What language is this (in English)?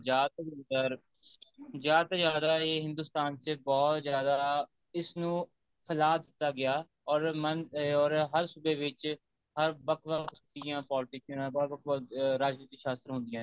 Punjabi